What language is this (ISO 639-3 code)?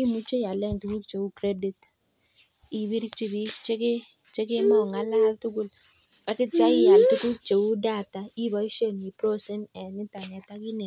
kln